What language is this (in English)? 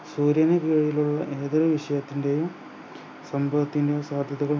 Malayalam